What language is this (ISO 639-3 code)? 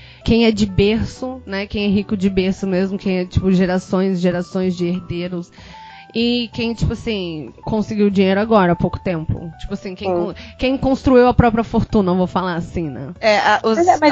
por